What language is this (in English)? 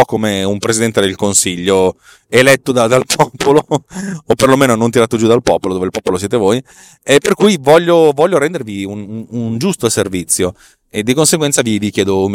Italian